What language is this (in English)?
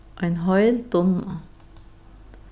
Faroese